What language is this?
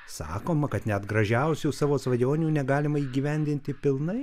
Lithuanian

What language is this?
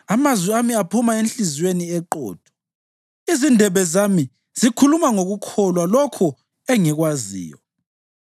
North Ndebele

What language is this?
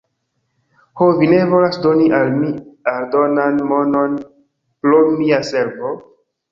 Esperanto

